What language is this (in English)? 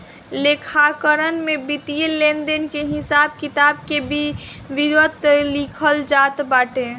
Bhojpuri